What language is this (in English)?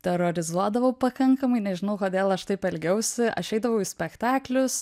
Lithuanian